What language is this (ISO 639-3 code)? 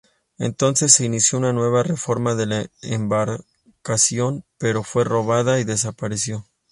spa